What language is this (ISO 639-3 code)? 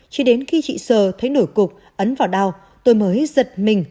vie